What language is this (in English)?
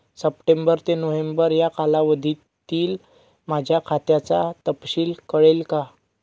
Marathi